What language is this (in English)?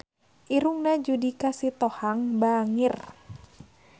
Sundanese